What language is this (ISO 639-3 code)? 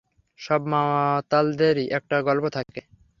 ben